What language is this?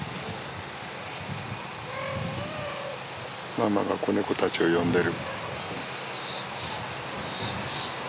Japanese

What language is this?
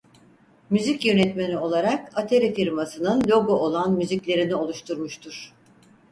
Turkish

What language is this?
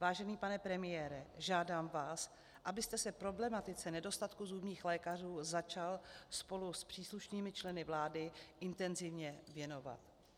Czech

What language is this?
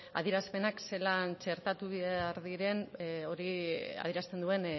Basque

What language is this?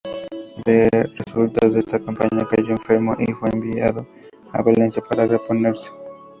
Spanish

